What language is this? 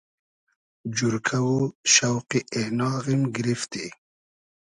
Hazaragi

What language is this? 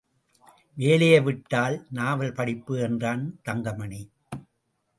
Tamil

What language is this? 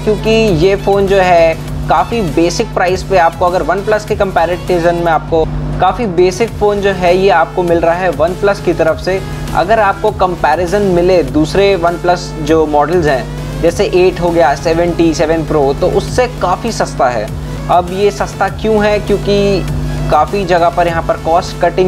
Hindi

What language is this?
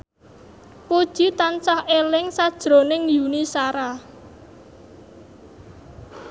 Javanese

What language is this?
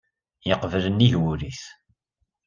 Kabyle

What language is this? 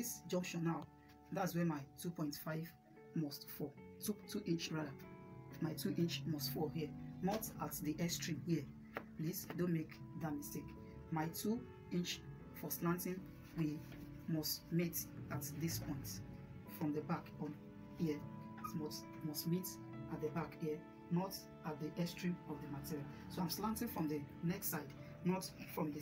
English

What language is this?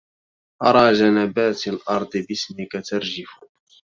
Arabic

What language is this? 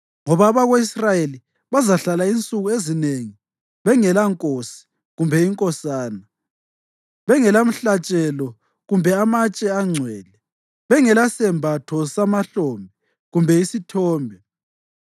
North Ndebele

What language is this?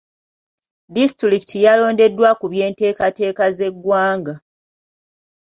Ganda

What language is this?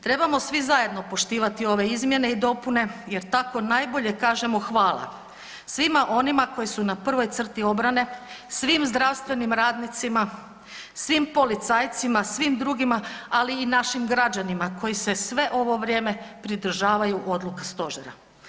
Croatian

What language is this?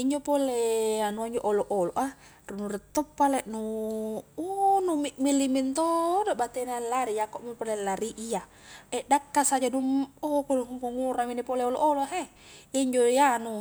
Highland Konjo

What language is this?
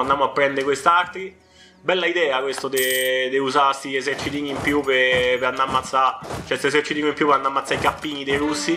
Italian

